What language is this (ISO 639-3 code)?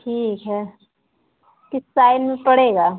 hin